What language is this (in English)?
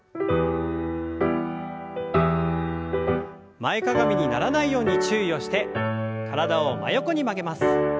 Japanese